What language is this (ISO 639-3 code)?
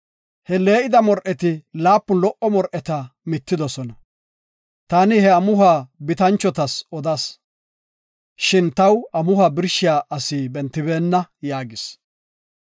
gof